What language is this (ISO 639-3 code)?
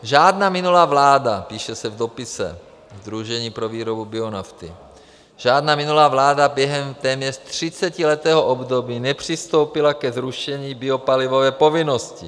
ces